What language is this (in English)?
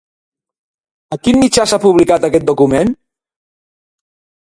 Catalan